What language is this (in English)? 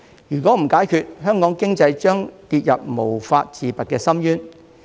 Cantonese